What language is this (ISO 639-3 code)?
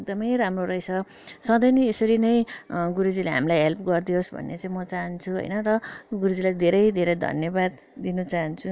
nep